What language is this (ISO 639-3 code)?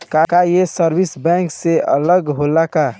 bho